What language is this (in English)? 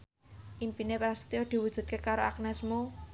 Javanese